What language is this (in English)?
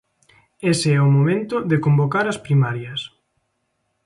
Galician